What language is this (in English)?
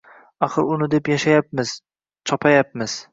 Uzbek